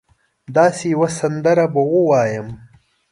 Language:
Pashto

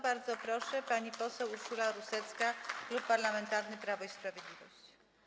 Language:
Polish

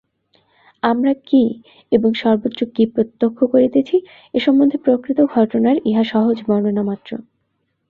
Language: Bangla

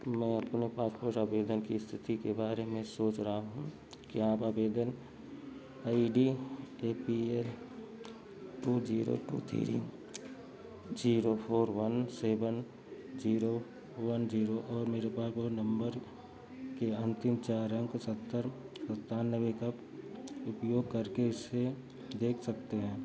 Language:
Hindi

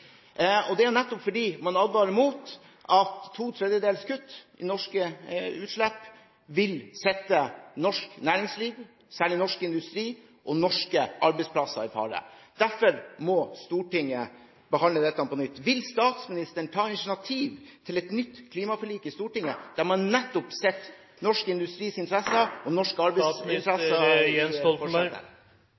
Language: Norwegian Bokmål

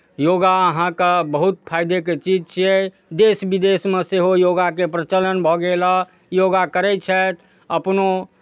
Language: Maithili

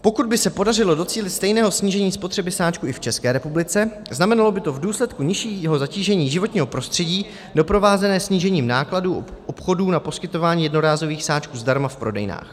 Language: Czech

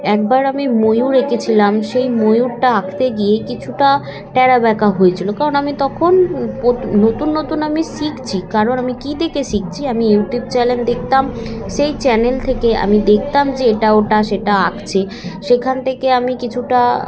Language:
Bangla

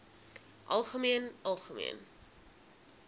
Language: Afrikaans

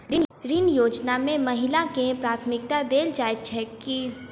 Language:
Maithili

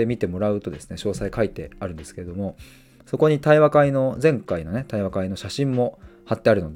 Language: Japanese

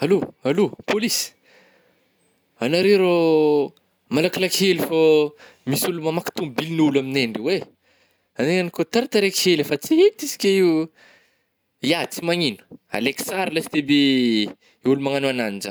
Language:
Northern Betsimisaraka Malagasy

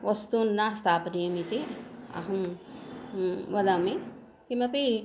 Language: Sanskrit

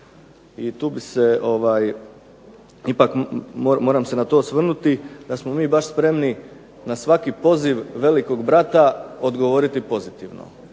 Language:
Croatian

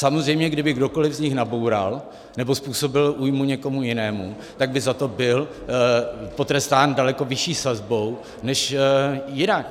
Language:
Czech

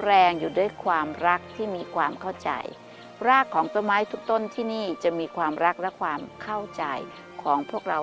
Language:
Thai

